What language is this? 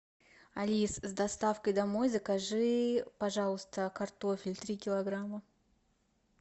Russian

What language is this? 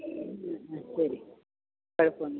Malayalam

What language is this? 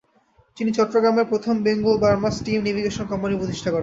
Bangla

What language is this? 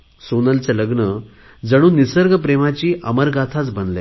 Marathi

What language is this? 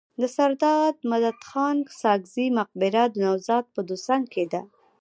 Pashto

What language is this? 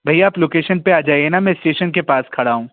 Hindi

